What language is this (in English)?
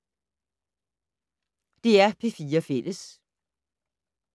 Danish